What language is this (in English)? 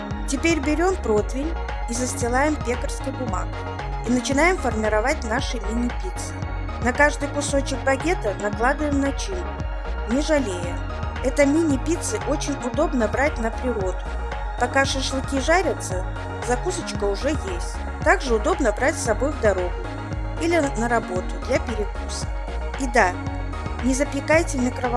Russian